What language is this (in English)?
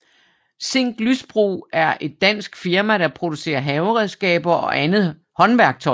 Danish